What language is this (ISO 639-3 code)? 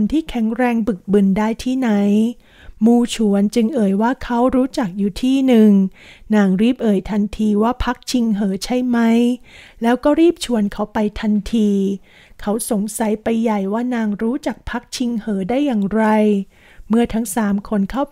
tha